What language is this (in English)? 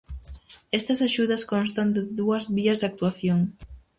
Galician